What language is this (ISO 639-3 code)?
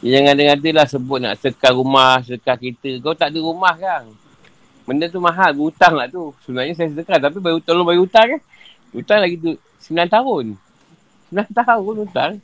msa